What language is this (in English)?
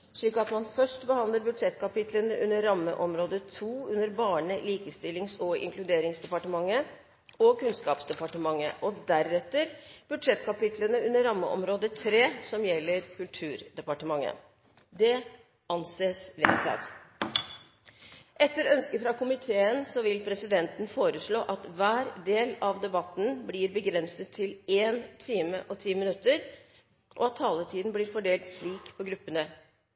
Norwegian Bokmål